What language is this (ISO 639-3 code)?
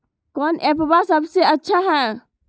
mag